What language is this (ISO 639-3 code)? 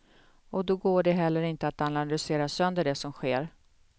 swe